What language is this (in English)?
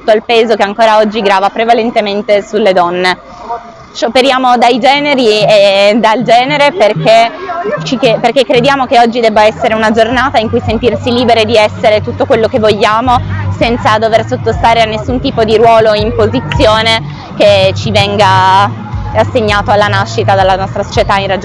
Italian